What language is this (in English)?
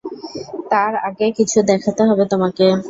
Bangla